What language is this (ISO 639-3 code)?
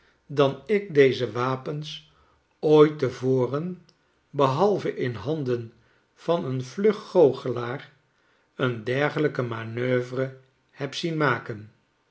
nld